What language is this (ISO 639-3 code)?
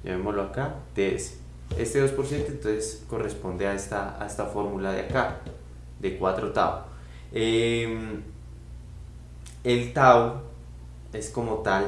spa